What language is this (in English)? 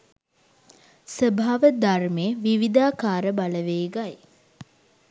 Sinhala